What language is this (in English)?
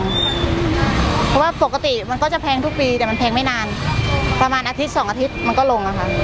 Thai